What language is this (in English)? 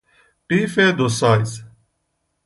Persian